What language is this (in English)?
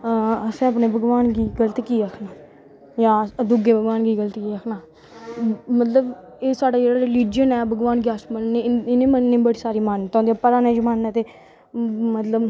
Dogri